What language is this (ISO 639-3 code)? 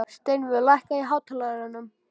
isl